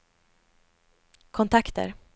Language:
Swedish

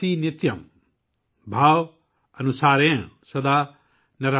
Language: Urdu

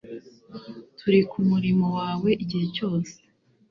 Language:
Kinyarwanda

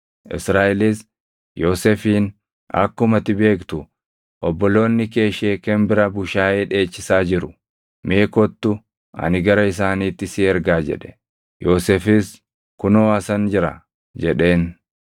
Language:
Oromo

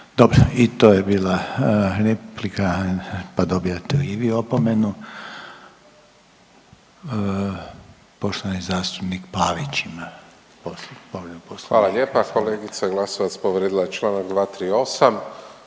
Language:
Croatian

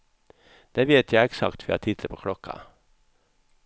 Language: Swedish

